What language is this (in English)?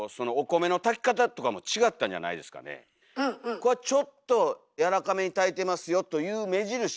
Japanese